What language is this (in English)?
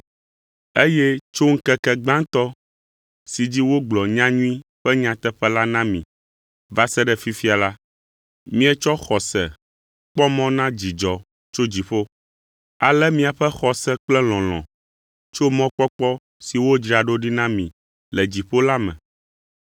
Ewe